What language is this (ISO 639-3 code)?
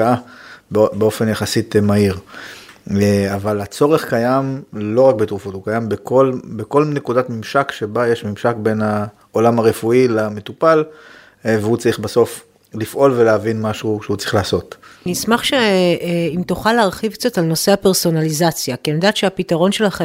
heb